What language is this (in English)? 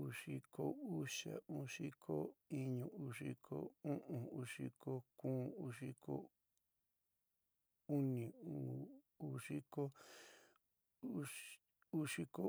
San Miguel El Grande Mixtec